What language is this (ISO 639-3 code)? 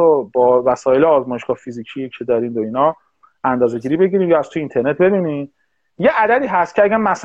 fas